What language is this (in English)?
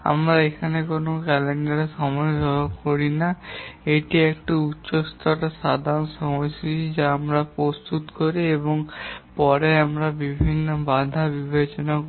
Bangla